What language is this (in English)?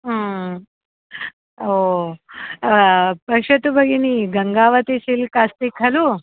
Sanskrit